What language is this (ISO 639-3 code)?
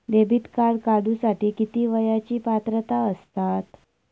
mar